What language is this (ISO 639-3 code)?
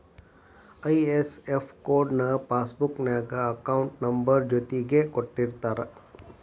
kan